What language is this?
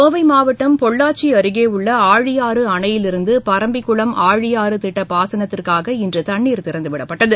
Tamil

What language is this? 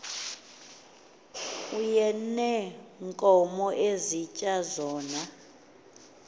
Xhosa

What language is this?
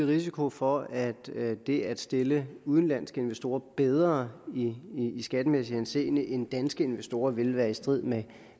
Danish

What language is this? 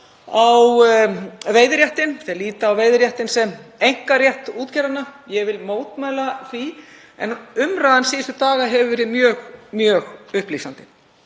Icelandic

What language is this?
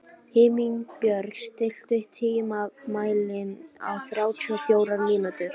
Icelandic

